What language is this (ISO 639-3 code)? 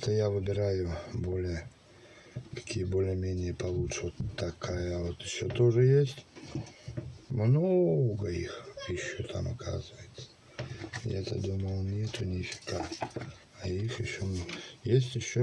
rus